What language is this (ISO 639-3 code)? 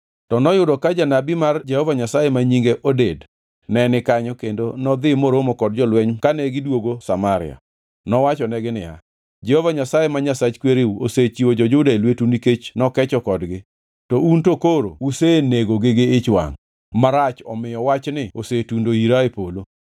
luo